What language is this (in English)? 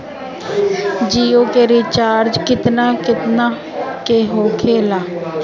Bhojpuri